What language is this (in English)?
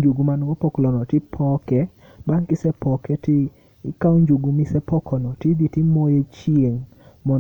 Luo (Kenya and Tanzania)